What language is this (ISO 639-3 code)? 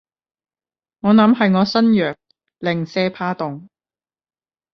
yue